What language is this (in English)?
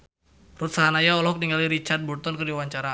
Sundanese